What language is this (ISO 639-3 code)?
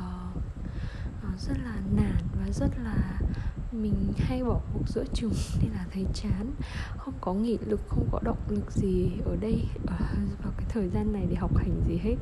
vie